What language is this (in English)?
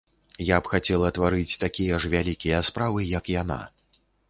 Belarusian